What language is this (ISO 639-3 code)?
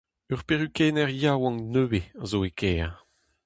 bre